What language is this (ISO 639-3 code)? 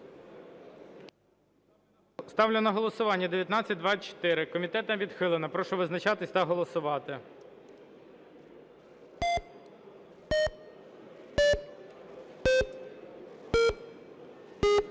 ukr